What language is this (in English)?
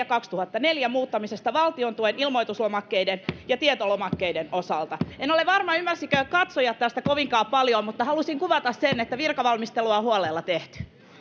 Finnish